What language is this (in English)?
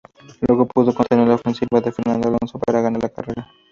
Spanish